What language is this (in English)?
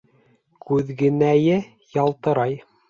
Bashkir